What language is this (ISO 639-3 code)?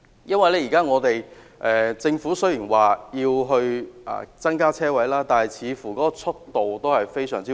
yue